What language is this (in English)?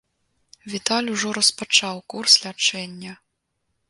Belarusian